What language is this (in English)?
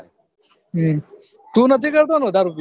Gujarati